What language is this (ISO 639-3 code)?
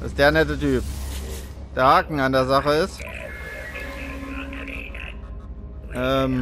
deu